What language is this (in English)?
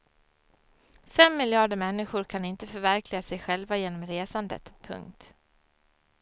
Swedish